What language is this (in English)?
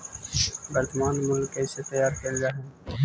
Magahi